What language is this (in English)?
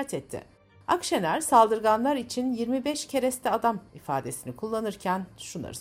Turkish